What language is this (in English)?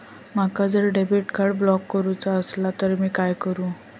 Marathi